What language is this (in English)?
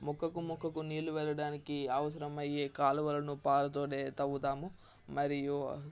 Telugu